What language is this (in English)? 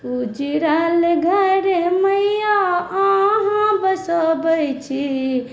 Maithili